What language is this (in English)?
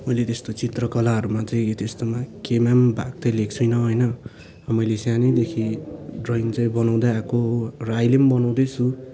Nepali